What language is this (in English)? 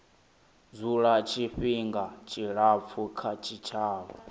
Venda